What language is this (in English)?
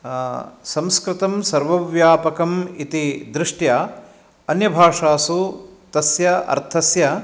Sanskrit